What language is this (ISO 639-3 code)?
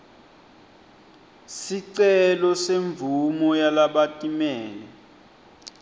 ssw